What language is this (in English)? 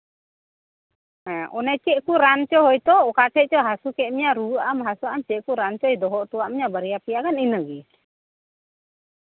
Santali